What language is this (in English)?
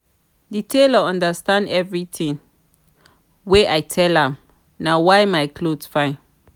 Nigerian Pidgin